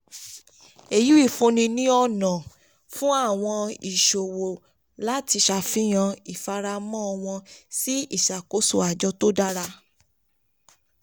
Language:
Yoruba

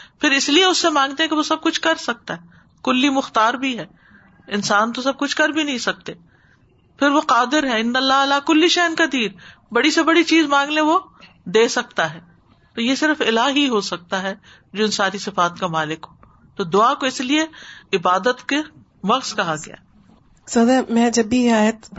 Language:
Urdu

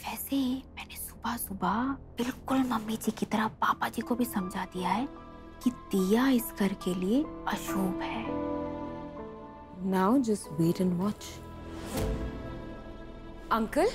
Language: Hindi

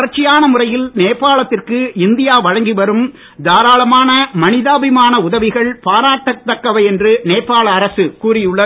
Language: Tamil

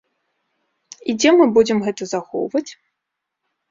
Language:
Belarusian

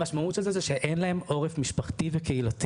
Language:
Hebrew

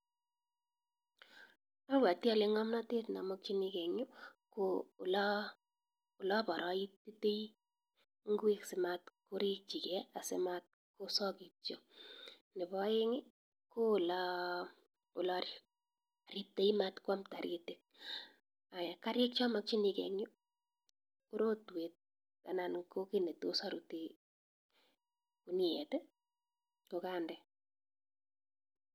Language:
Kalenjin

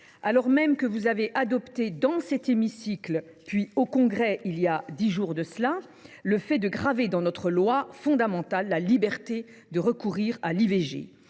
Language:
French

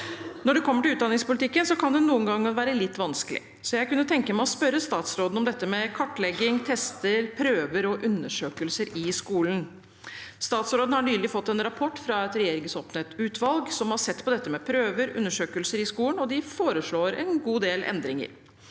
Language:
Norwegian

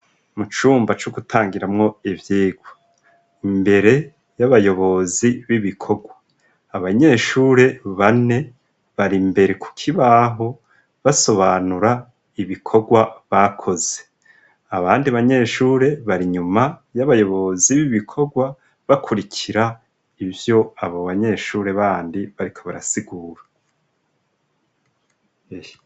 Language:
Rundi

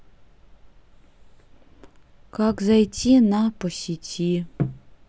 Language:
Russian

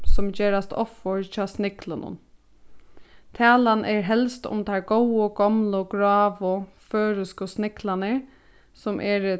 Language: Faroese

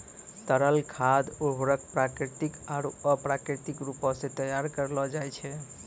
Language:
Maithili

